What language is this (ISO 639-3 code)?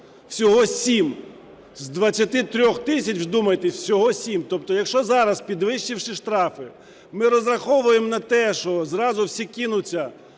ukr